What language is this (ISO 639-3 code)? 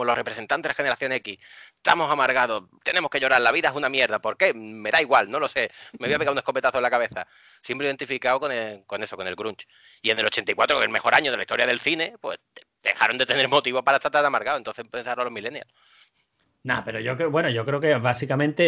spa